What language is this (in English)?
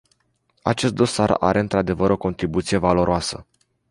Romanian